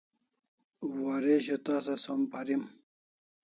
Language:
Kalasha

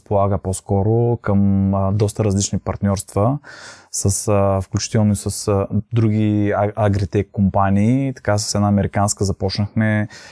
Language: Bulgarian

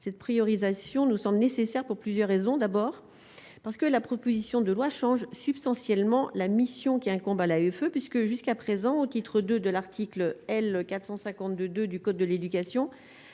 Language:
French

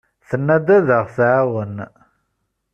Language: Kabyle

